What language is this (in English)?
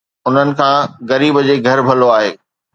Sindhi